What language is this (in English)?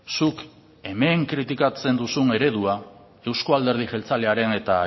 Basque